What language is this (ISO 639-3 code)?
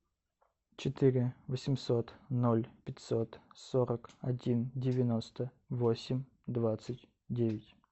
rus